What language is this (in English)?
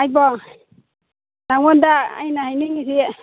Manipuri